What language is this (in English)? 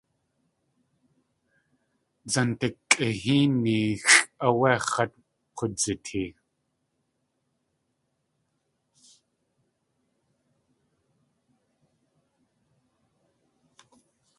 Tlingit